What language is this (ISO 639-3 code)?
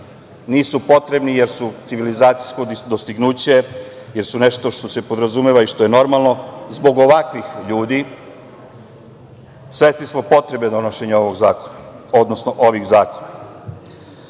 srp